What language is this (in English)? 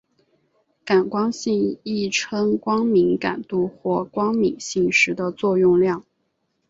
Chinese